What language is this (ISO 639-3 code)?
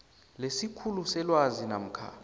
nbl